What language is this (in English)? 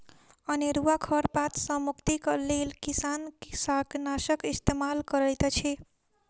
Maithili